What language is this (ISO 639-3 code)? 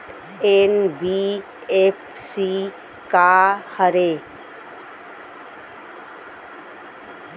hne